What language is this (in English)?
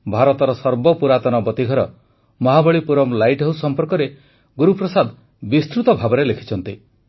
Odia